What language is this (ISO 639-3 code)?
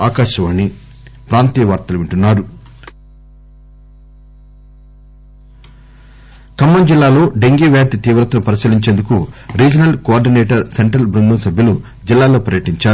tel